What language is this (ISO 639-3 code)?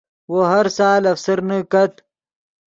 ydg